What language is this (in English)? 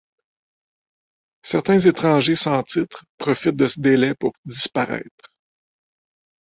French